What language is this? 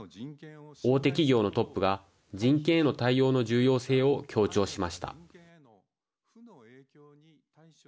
Japanese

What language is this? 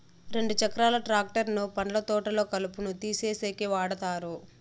Telugu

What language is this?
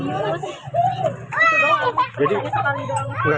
Indonesian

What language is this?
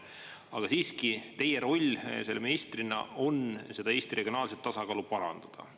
Estonian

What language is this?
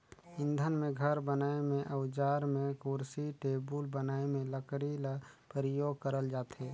Chhattisgarhi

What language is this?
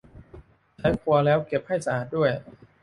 Thai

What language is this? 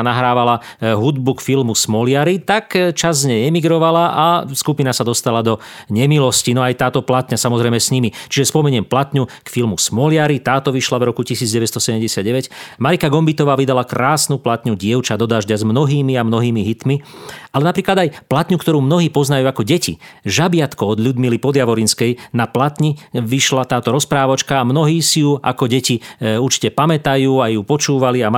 Slovak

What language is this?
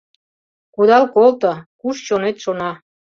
Mari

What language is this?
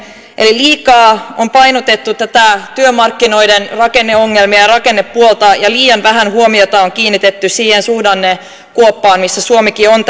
Finnish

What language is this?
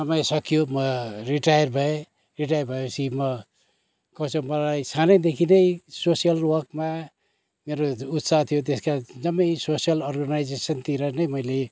Nepali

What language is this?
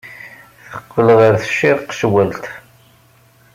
Kabyle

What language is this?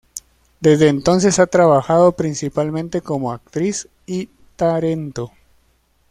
Spanish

